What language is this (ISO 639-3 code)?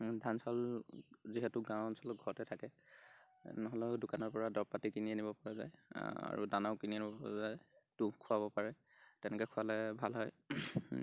asm